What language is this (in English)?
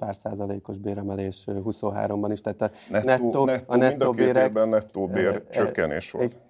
Hungarian